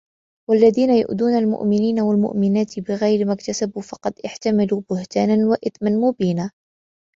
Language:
Arabic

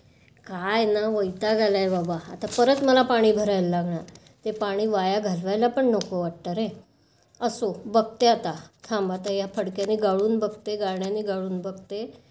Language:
Marathi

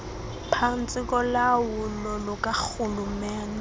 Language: Xhosa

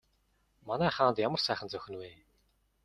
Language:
Mongolian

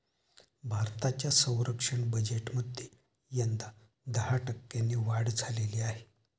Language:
Marathi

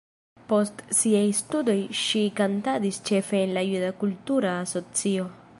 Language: Esperanto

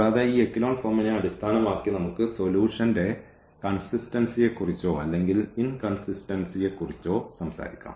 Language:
Malayalam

